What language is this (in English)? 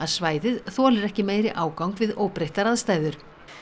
Icelandic